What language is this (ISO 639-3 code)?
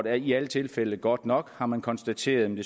dan